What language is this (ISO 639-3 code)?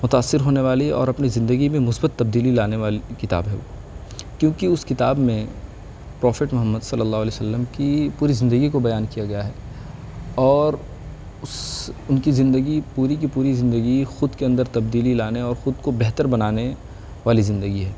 urd